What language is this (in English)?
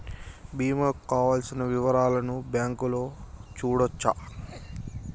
Telugu